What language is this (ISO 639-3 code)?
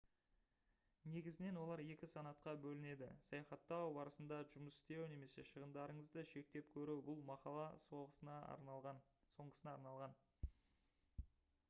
kaz